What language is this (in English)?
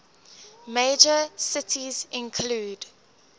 English